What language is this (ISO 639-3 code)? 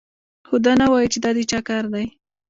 pus